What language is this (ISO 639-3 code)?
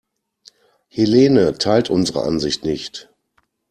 deu